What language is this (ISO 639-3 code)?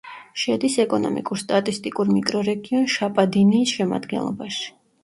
kat